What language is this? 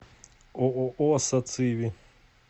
Russian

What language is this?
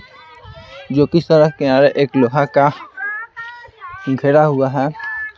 Hindi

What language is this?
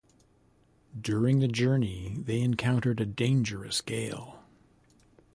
English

